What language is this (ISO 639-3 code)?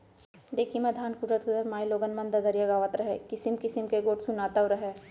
hne